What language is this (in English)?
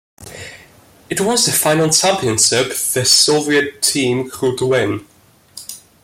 English